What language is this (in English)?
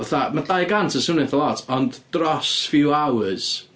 Welsh